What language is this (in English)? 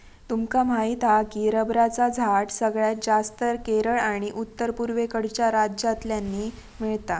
Marathi